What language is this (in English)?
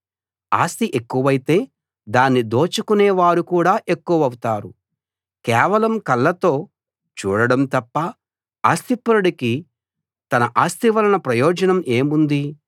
Telugu